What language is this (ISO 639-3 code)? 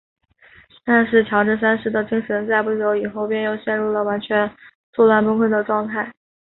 zho